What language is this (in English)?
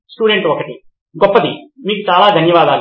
Telugu